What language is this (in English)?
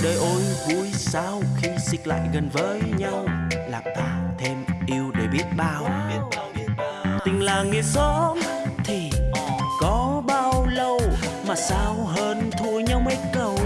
Vietnamese